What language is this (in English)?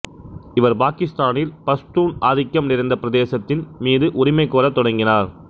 Tamil